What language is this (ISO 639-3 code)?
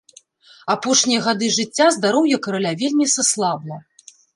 bel